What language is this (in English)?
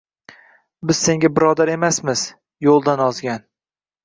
Uzbek